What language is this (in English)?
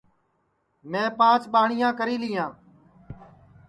Sansi